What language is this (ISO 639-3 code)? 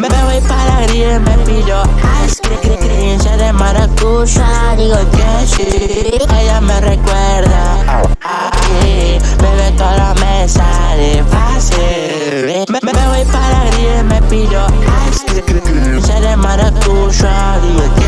ind